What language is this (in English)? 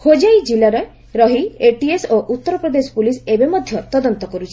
Odia